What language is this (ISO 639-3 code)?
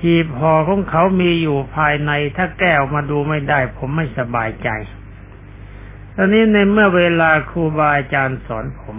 tha